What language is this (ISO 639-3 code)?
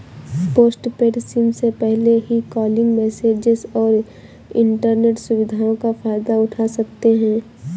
hin